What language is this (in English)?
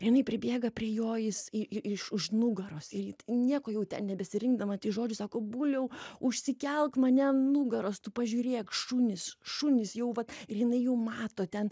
Lithuanian